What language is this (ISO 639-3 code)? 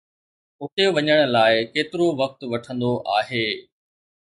snd